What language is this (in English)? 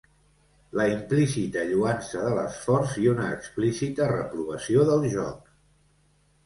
Catalan